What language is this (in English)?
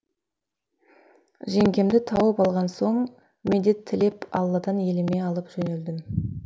Kazakh